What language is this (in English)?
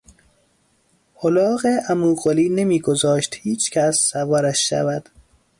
Persian